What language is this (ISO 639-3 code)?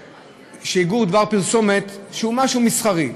heb